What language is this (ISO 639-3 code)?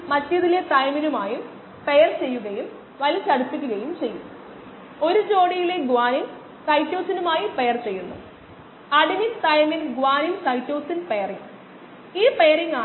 mal